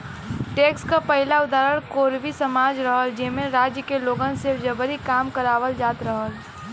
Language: Bhojpuri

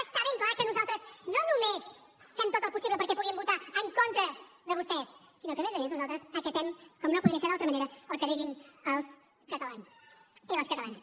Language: Catalan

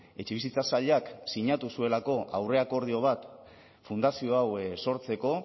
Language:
Basque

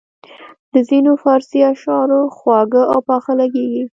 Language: Pashto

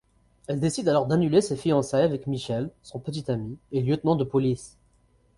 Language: French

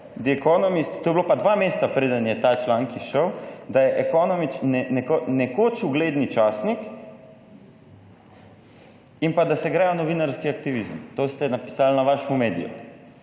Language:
Slovenian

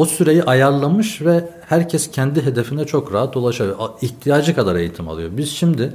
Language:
Turkish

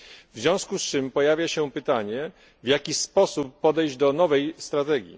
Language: Polish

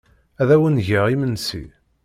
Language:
Kabyle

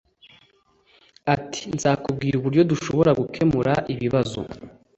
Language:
Kinyarwanda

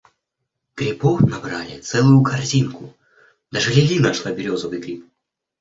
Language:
Russian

